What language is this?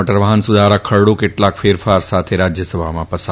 Gujarati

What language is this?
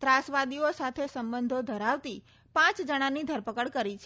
Gujarati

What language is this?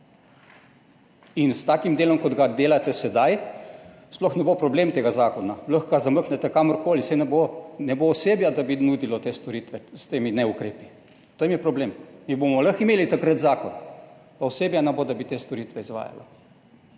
Slovenian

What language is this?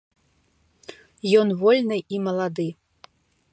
Belarusian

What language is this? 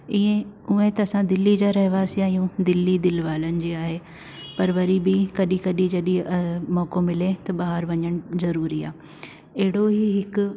Sindhi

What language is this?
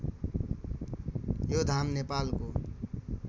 Nepali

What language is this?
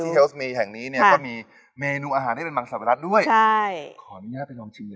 Thai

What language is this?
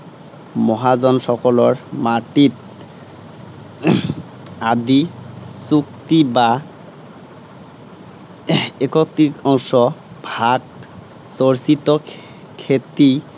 Assamese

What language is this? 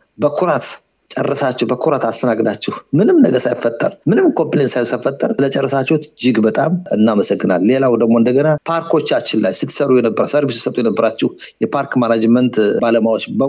Amharic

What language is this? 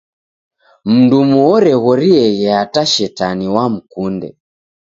Taita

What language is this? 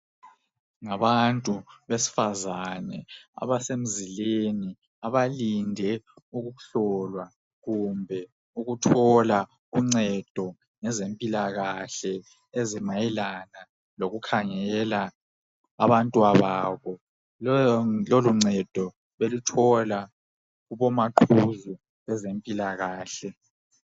North Ndebele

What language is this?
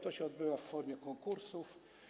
Polish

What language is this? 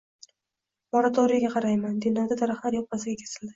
Uzbek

